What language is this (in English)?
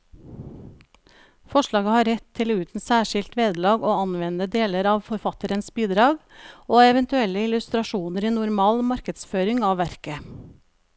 Norwegian